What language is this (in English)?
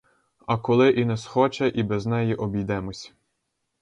Ukrainian